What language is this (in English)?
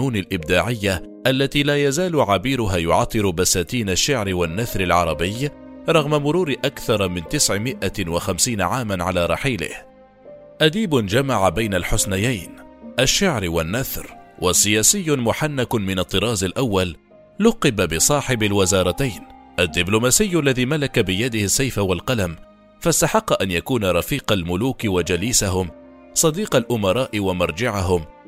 Arabic